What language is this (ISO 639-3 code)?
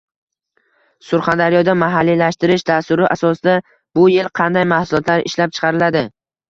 uzb